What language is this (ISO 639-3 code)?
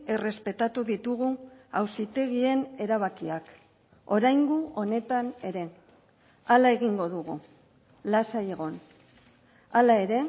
eus